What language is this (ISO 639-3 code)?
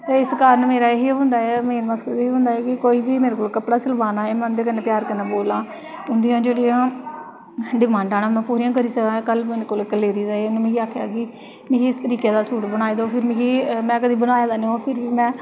doi